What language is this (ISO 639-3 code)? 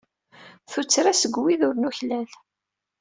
kab